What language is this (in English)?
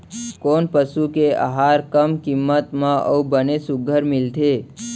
Chhattisgarhi